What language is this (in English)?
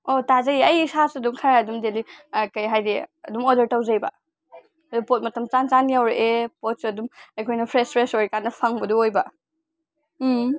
Manipuri